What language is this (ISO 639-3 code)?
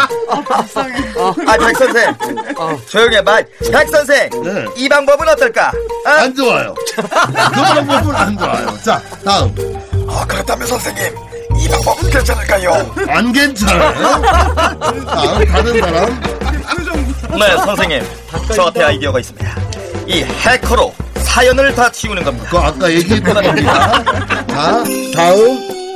kor